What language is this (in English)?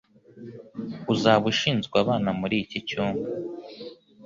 Kinyarwanda